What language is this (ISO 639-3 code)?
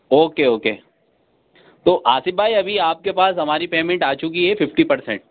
urd